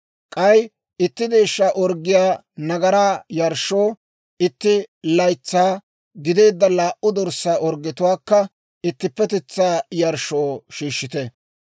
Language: Dawro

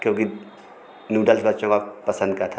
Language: Hindi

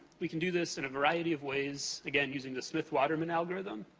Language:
English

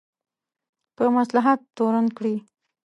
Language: Pashto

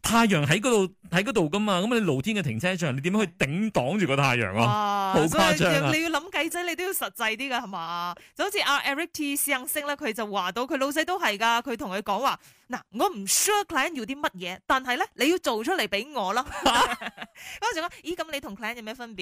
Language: Chinese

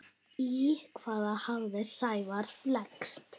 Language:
Icelandic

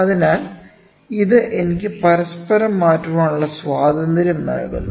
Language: Malayalam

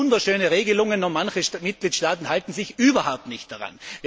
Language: German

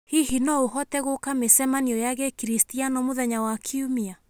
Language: Kikuyu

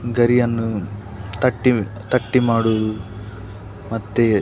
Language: Kannada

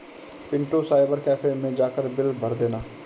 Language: Hindi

